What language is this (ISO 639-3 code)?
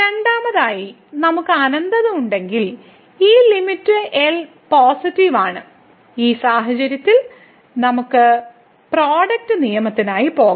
mal